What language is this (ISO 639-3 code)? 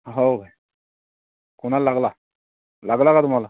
mar